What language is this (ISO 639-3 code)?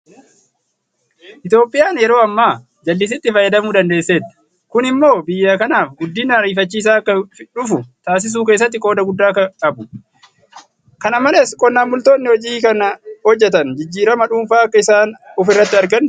orm